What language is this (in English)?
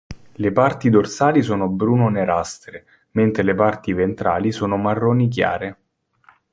Italian